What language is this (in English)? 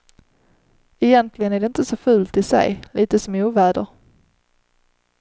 Swedish